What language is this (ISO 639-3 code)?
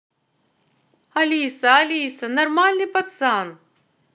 rus